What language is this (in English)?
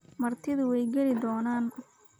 Somali